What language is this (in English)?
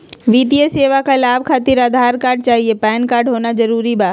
Magahi